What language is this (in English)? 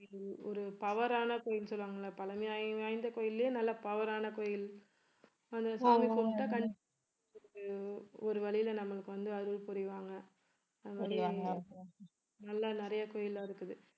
Tamil